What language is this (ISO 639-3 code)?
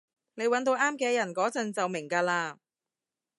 yue